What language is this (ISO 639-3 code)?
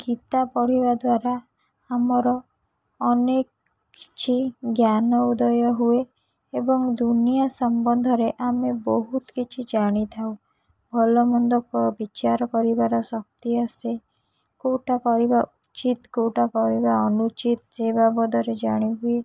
ori